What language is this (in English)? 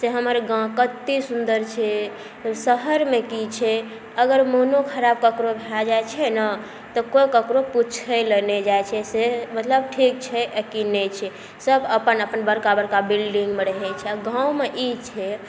Maithili